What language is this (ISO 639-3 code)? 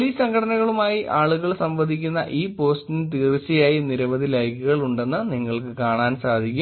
mal